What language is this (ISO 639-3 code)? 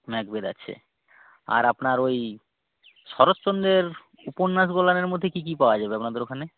ben